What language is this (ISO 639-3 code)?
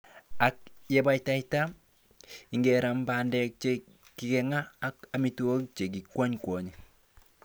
kln